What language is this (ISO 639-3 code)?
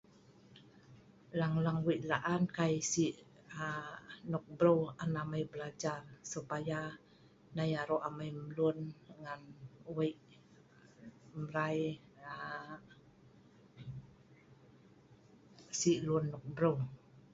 snv